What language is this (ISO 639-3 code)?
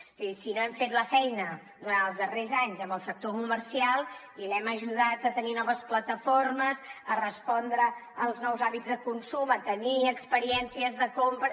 cat